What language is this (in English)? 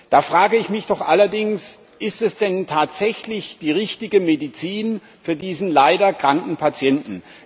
German